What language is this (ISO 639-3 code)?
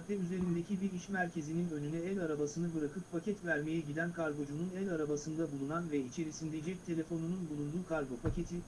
tur